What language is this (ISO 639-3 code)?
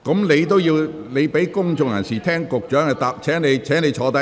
yue